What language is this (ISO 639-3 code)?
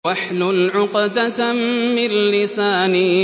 ara